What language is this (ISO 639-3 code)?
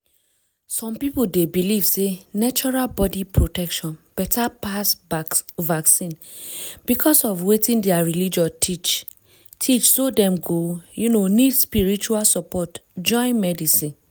pcm